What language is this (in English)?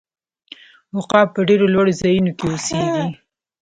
Pashto